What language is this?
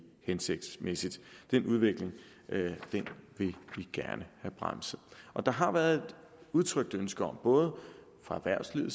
Danish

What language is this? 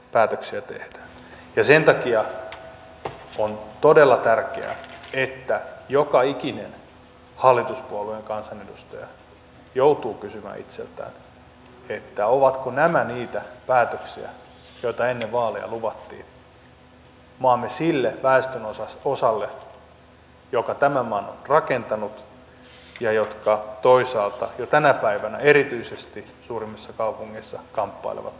Finnish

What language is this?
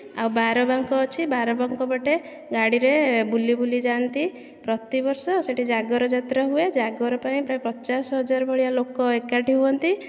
Odia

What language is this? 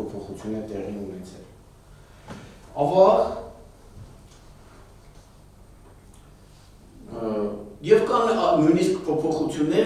Romanian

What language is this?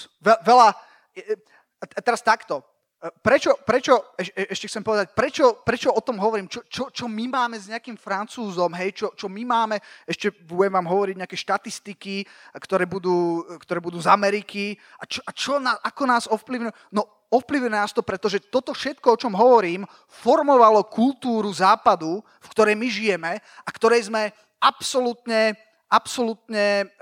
Slovak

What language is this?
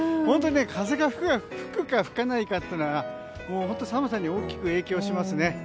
Japanese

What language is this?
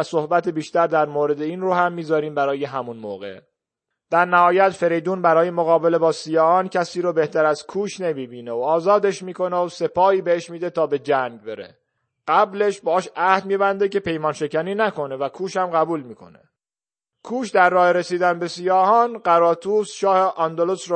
Persian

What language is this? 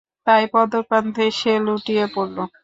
Bangla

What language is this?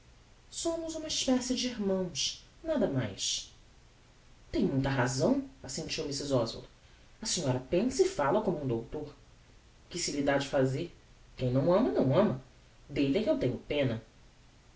Portuguese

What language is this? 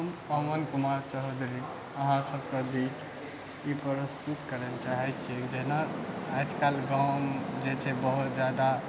Maithili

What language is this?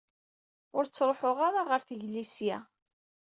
Kabyle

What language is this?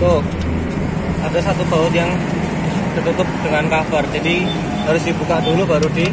Indonesian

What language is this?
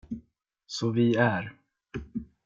Swedish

